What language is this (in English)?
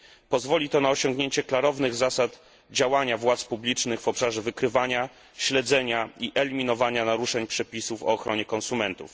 Polish